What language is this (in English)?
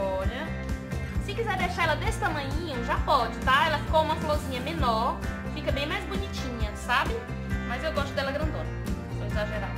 Portuguese